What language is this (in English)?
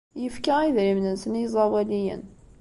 Kabyle